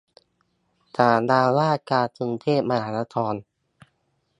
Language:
Thai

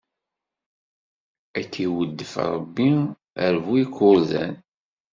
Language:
Kabyle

